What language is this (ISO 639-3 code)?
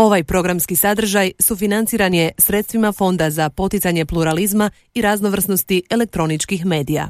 hrv